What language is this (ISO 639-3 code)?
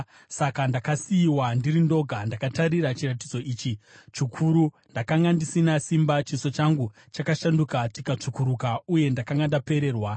sna